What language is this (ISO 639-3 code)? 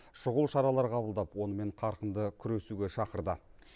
kaz